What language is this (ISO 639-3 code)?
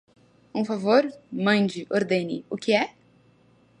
por